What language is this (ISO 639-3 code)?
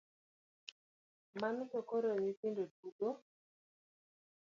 luo